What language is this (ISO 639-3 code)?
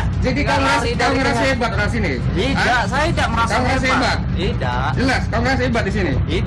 ind